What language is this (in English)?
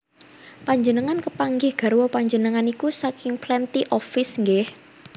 Javanese